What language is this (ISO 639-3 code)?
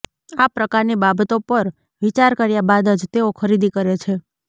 guj